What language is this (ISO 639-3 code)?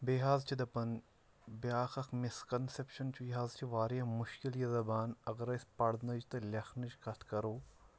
kas